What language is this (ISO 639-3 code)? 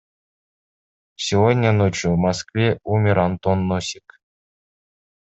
kir